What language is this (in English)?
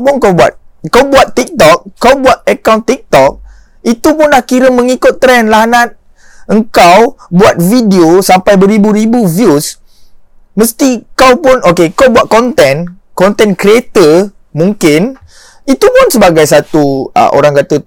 Malay